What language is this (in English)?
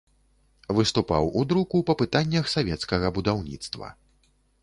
Belarusian